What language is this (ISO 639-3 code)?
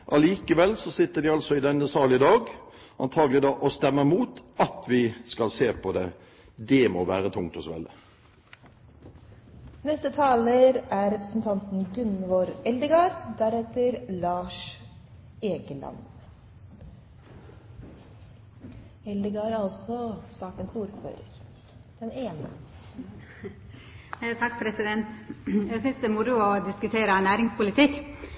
nor